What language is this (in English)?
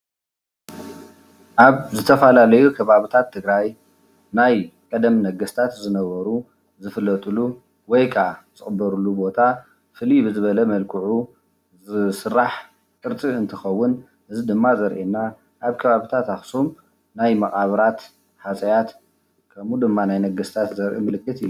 Tigrinya